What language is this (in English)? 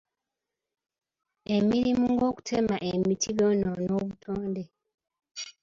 Ganda